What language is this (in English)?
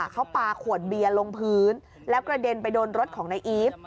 Thai